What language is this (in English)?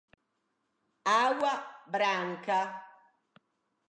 Italian